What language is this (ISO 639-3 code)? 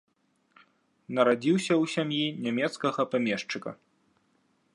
bel